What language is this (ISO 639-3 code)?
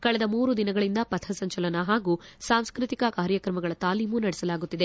kan